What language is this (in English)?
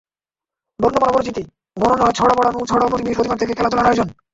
Bangla